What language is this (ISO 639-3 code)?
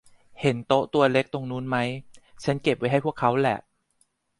tha